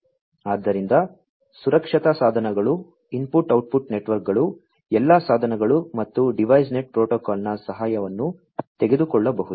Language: Kannada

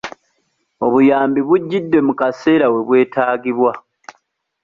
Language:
Ganda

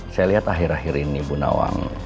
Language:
Indonesian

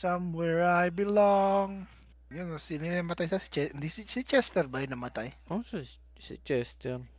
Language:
Filipino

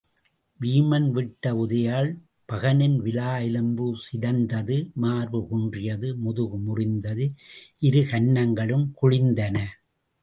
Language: Tamil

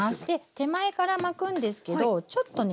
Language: Japanese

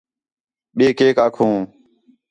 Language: Khetrani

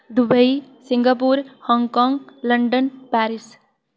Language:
Dogri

